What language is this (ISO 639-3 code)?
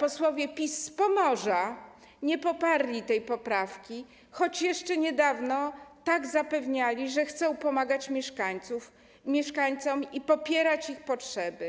pol